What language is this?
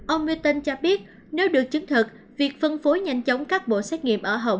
Vietnamese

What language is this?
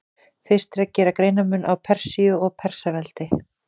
Icelandic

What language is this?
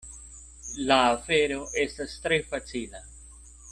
Esperanto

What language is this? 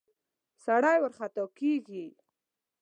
Pashto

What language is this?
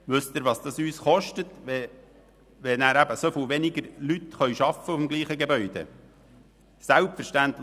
Swiss German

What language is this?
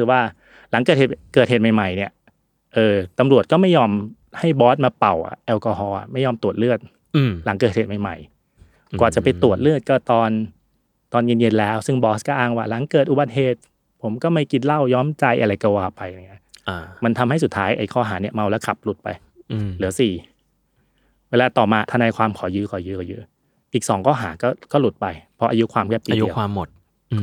Thai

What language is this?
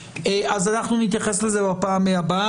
Hebrew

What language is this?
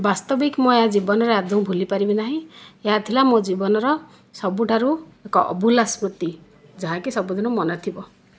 Odia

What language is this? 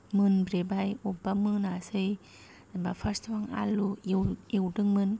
Bodo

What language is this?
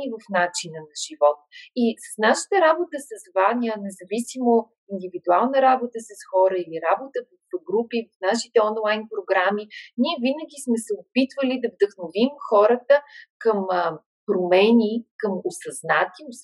Bulgarian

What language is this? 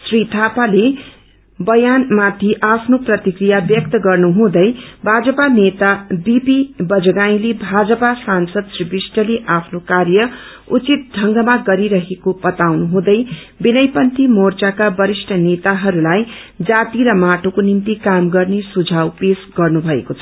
Nepali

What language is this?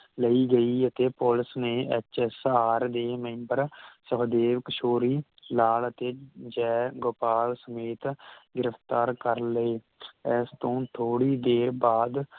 Punjabi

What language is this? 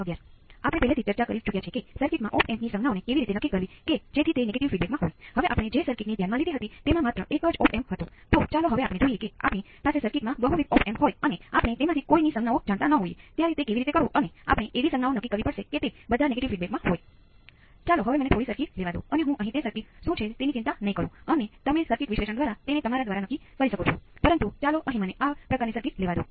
Gujarati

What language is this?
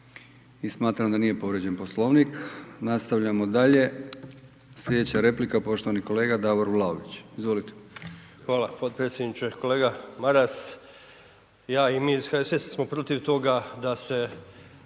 Croatian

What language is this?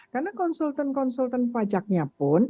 Indonesian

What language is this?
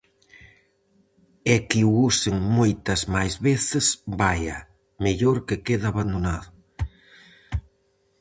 Galician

